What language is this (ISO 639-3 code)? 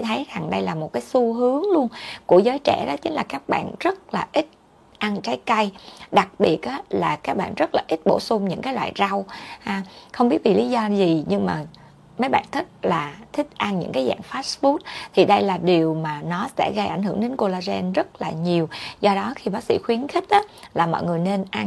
vie